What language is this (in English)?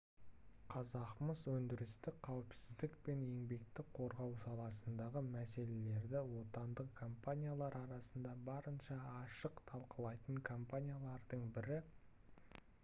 Kazakh